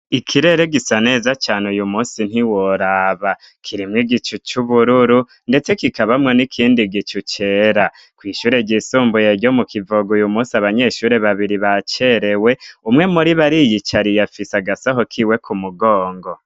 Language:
Rundi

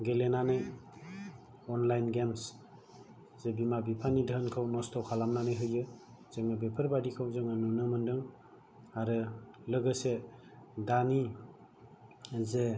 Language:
Bodo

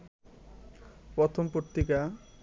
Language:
Bangla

